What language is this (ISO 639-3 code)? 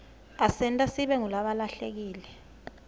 ssw